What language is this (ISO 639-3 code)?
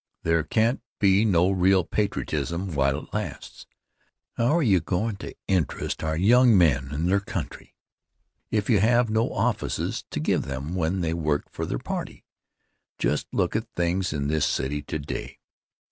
eng